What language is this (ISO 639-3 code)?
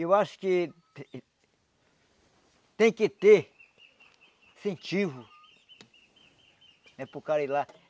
por